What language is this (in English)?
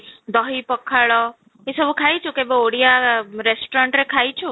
Odia